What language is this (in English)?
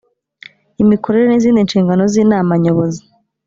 Kinyarwanda